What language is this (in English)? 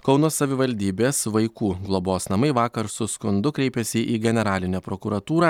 Lithuanian